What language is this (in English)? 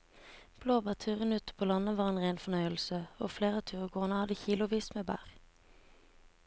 Norwegian